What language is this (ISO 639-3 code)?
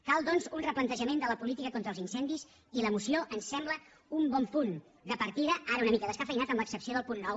cat